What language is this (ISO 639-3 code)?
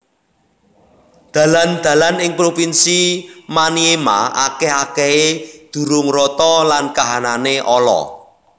jav